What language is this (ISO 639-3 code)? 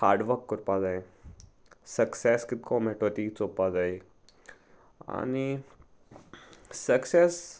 kok